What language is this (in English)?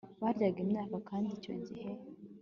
Kinyarwanda